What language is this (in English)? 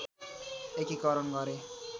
Nepali